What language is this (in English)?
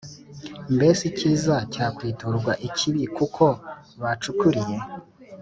Kinyarwanda